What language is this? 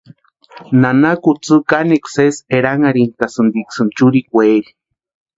Western Highland Purepecha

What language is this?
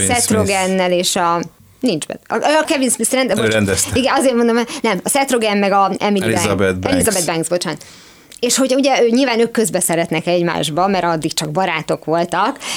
Hungarian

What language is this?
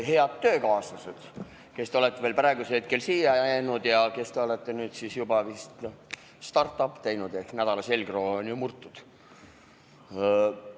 Estonian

